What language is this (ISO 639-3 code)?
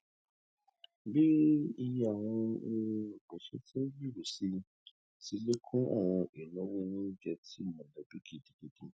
yor